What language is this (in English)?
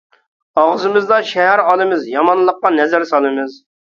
Uyghur